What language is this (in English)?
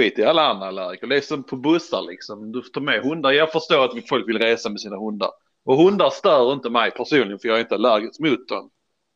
Swedish